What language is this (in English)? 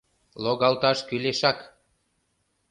Mari